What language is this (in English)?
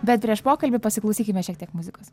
Lithuanian